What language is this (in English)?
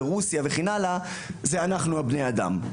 Hebrew